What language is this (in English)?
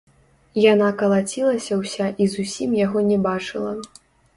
Belarusian